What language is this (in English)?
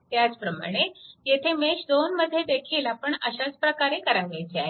Marathi